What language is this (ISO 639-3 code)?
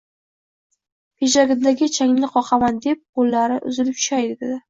uzb